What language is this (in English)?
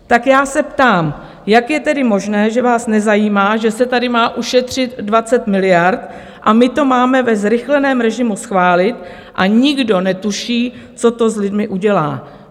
Czech